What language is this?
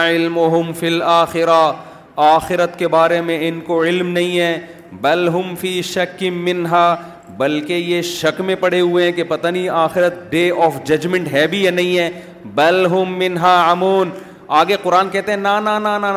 Urdu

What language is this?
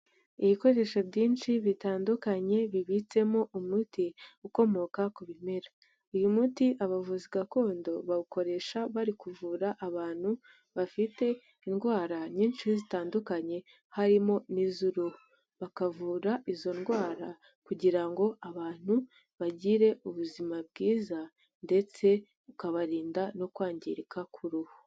Kinyarwanda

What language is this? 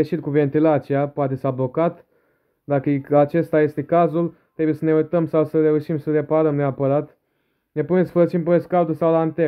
Romanian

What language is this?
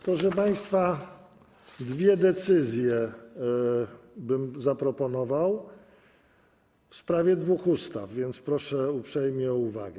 Polish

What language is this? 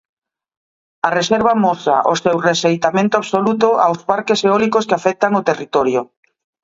Galician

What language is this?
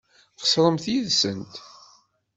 Kabyle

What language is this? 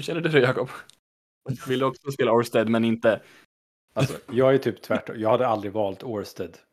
Swedish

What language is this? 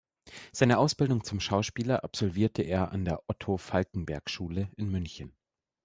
German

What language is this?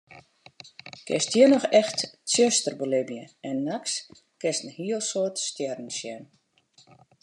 Western Frisian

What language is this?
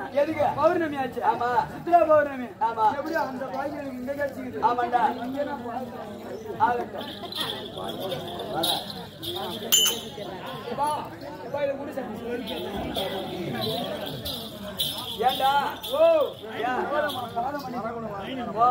Tamil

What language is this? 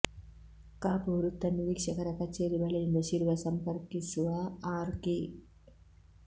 Kannada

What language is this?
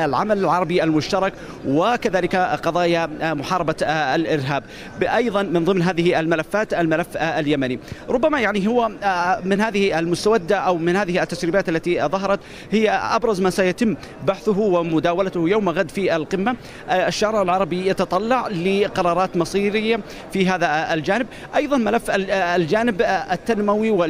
Arabic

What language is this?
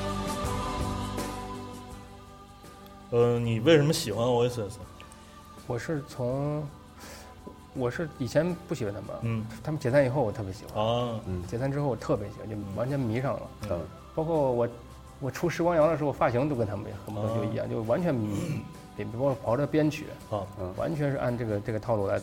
Chinese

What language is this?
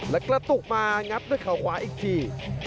Thai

